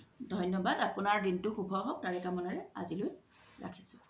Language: Assamese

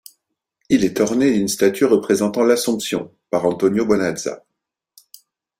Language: French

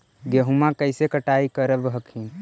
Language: Magahi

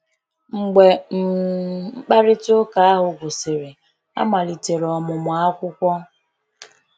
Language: Igbo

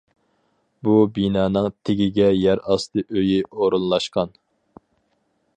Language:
Uyghur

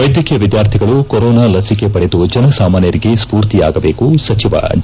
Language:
Kannada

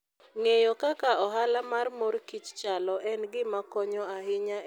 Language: Luo (Kenya and Tanzania)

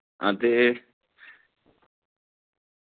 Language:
Dogri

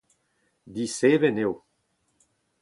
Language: Breton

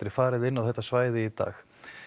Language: Icelandic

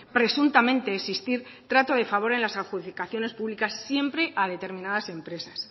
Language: Spanish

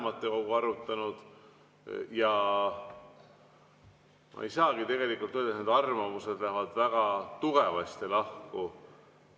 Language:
Estonian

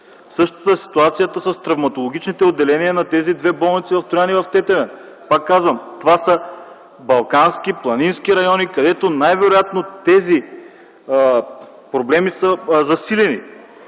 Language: Bulgarian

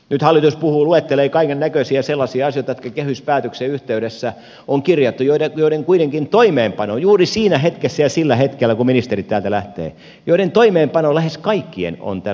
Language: Finnish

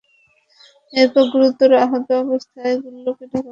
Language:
Bangla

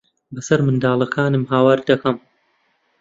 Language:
Central Kurdish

